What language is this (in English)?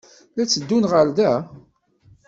Kabyle